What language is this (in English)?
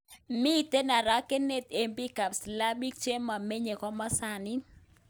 Kalenjin